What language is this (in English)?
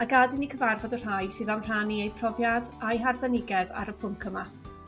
Welsh